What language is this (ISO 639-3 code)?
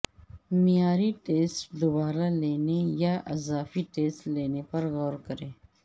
urd